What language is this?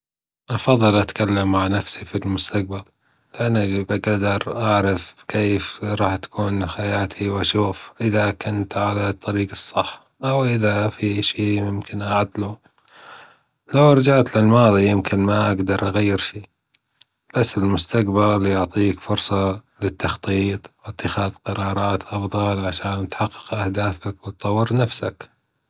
Gulf Arabic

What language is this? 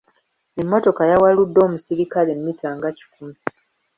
Ganda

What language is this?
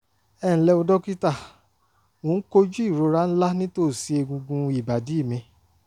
Yoruba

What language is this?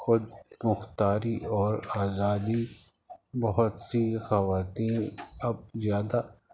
Urdu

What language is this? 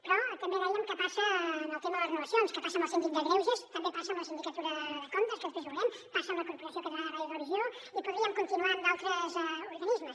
Catalan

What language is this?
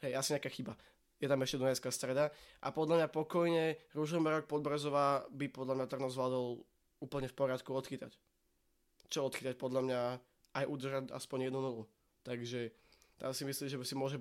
Slovak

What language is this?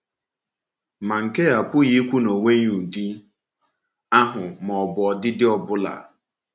Igbo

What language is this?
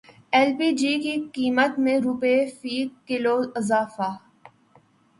Urdu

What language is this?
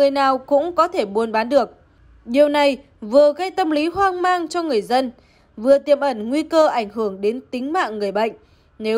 Vietnamese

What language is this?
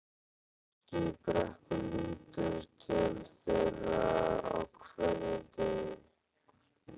Icelandic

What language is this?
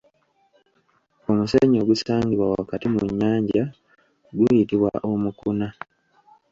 Ganda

